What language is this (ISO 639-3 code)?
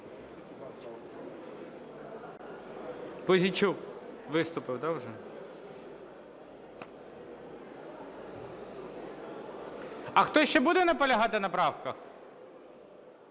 ukr